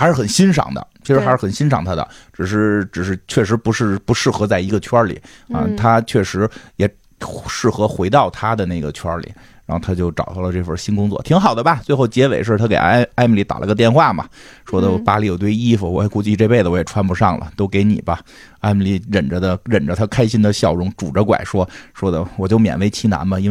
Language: Chinese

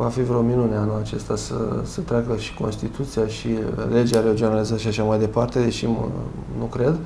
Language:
Romanian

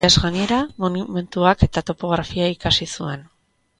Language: Basque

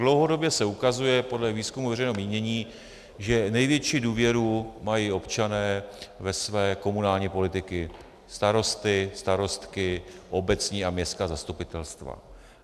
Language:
Czech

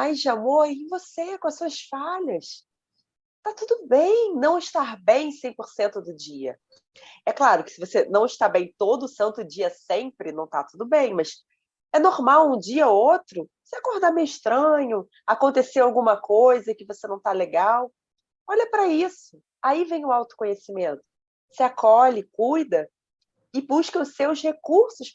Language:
Portuguese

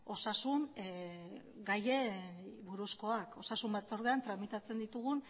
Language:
Basque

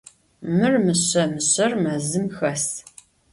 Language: Adyghe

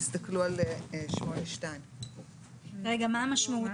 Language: Hebrew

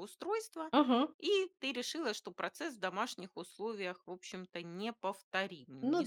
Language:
Russian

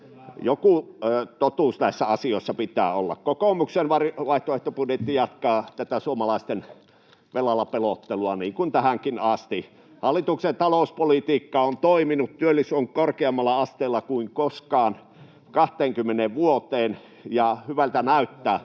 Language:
Finnish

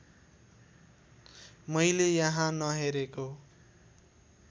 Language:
Nepali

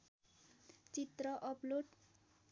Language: Nepali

